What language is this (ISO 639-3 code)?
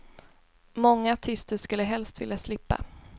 swe